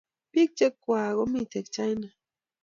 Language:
Kalenjin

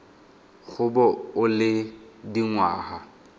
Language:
Tswana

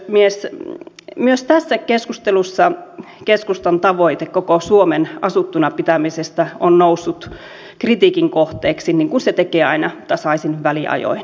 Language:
Finnish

